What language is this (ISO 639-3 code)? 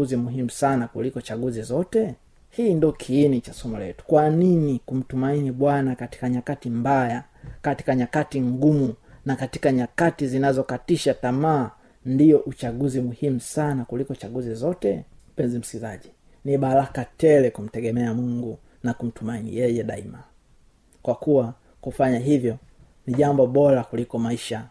swa